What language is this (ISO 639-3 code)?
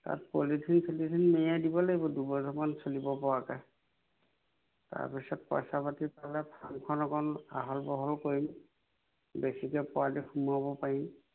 asm